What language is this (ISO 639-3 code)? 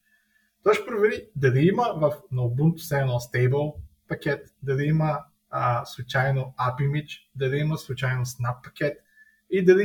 bul